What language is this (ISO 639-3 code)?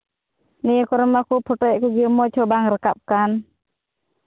sat